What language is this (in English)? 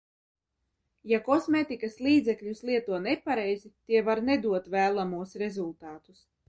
Latvian